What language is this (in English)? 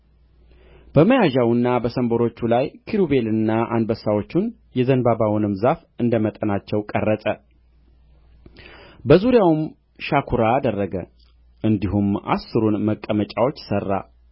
Amharic